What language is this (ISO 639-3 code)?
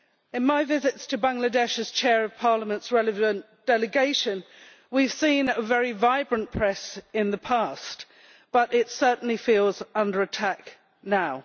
eng